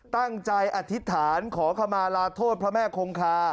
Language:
Thai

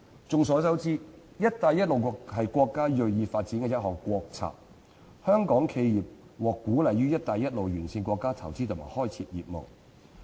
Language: Cantonese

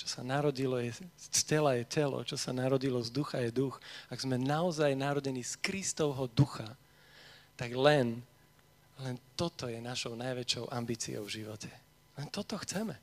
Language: Slovak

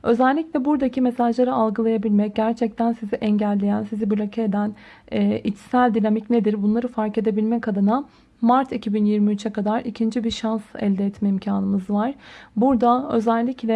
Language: Turkish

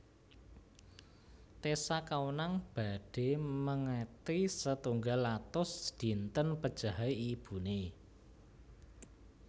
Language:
Javanese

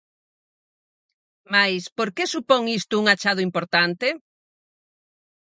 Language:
Galician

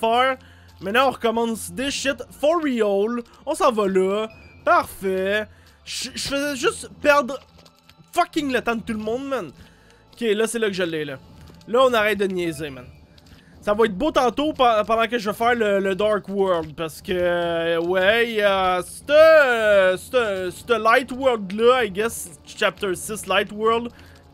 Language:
French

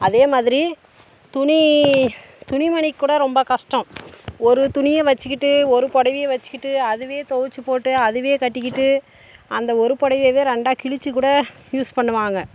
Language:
Tamil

